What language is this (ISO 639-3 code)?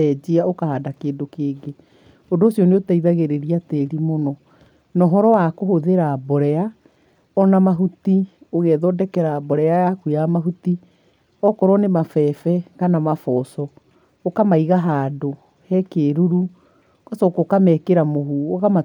kik